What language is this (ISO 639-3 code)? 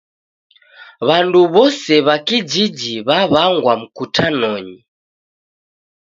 dav